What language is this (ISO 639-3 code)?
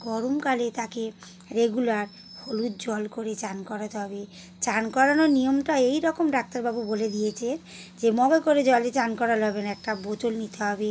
ben